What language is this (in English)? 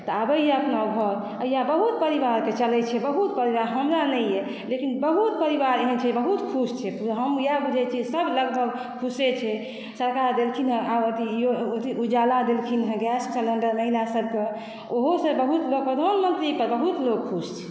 Maithili